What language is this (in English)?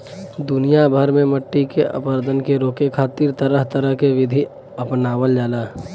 Bhojpuri